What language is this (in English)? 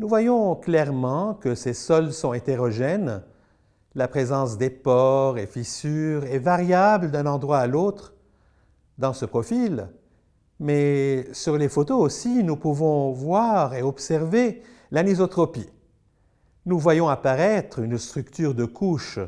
French